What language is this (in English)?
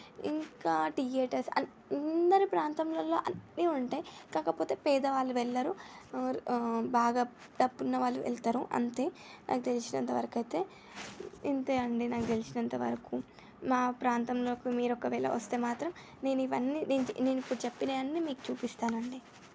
Telugu